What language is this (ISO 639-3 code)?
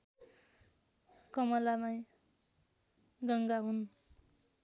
nep